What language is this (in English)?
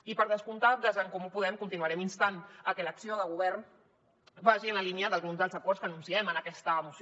Catalan